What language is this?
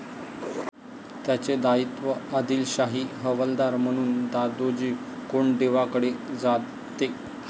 Marathi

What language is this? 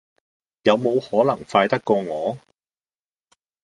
Cantonese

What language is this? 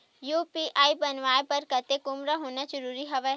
Chhattisgarhi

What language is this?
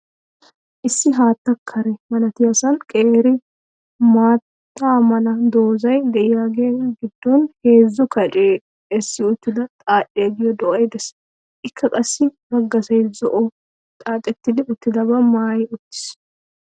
Wolaytta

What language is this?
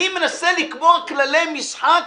Hebrew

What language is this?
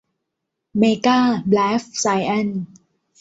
Thai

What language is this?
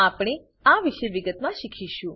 Gujarati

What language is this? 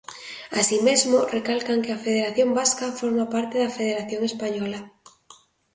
Galician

